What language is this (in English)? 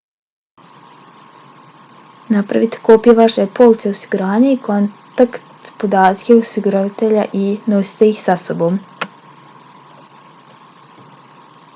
Bosnian